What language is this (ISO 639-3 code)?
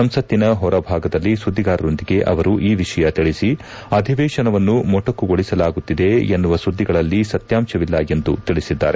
kan